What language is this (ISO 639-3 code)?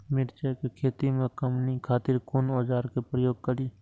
mai